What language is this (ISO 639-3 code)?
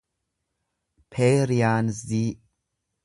orm